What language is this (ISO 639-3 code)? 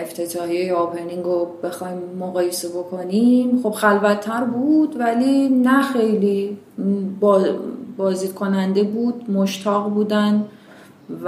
fas